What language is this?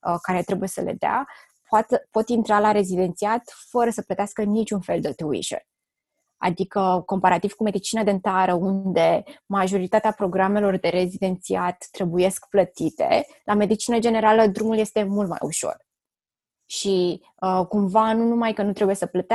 Romanian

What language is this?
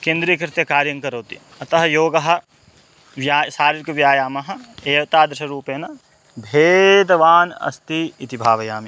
Sanskrit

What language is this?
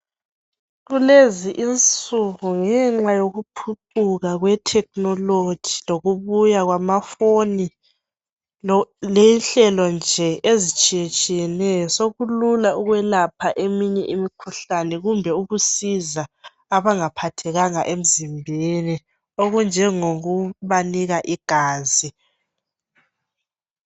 North Ndebele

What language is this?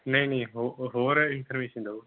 Punjabi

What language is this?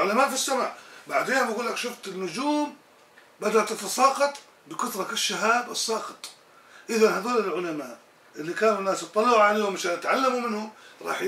Arabic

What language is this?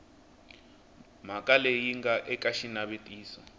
Tsonga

